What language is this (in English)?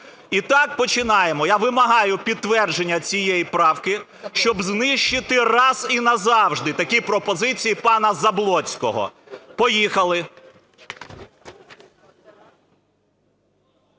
Ukrainian